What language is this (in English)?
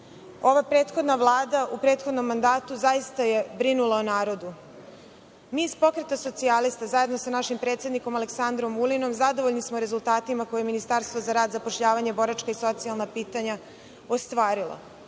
Serbian